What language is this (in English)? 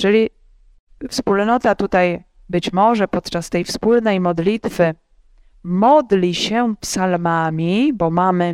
Polish